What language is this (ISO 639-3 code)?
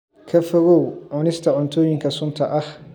som